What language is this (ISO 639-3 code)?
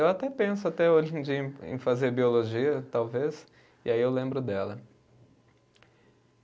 por